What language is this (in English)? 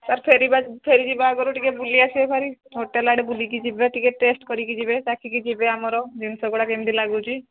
Odia